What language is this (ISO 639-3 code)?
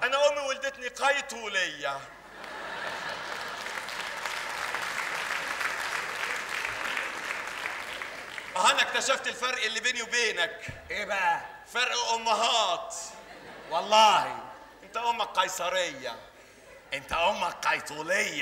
ara